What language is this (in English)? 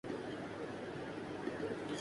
Urdu